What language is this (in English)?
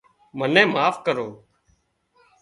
Wadiyara Koli